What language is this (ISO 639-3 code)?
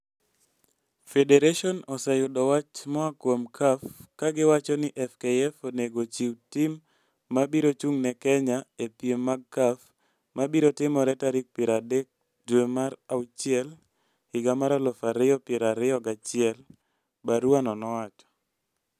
luo